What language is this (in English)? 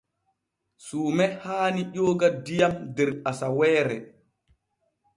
Borgu Fulfulde